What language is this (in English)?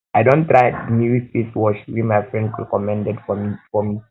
Nigerian Pidgin